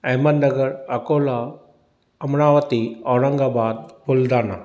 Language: Sindhi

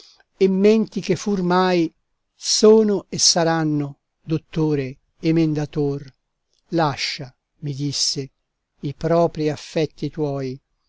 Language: Italian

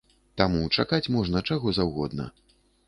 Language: Belarusian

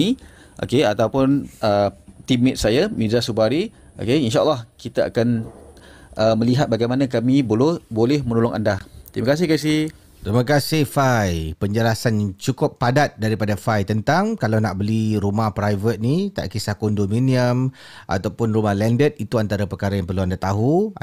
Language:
Malay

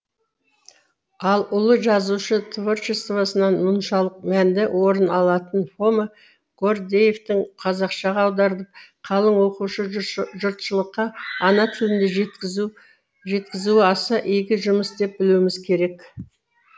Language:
Kazakh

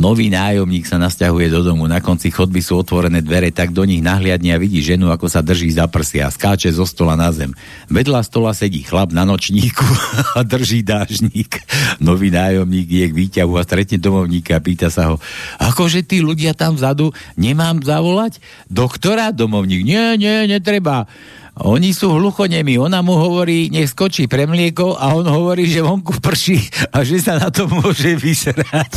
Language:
Slovak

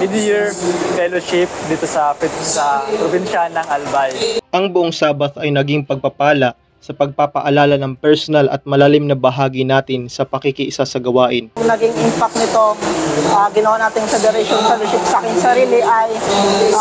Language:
Filipino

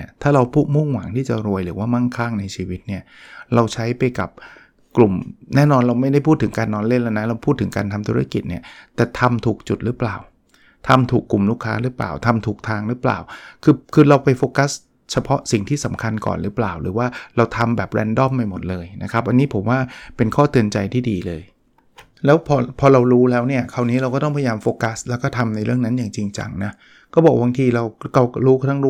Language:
Thai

